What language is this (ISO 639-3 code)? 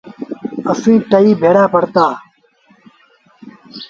sbn